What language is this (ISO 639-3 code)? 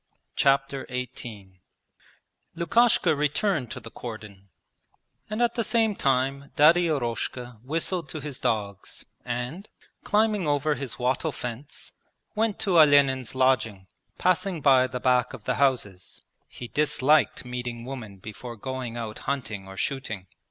eng